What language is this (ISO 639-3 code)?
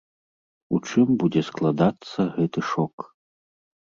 bel